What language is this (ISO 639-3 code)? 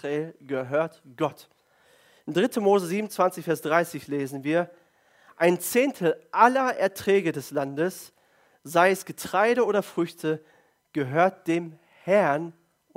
deu